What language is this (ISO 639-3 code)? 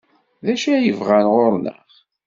kab